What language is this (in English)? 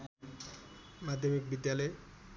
Nepali